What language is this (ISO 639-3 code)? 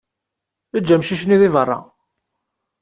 kab